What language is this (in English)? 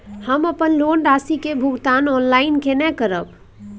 Maithili